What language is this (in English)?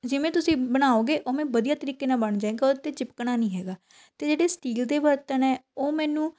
Punjabi